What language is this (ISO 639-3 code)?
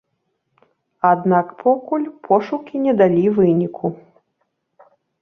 bel